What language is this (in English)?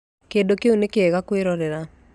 Kikuyu